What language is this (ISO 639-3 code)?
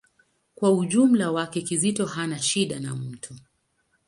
swa